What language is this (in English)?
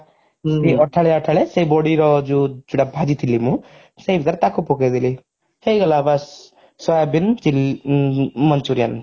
Odia